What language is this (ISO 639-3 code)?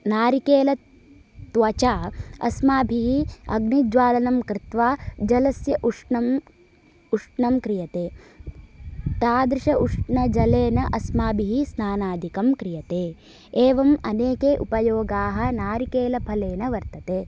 san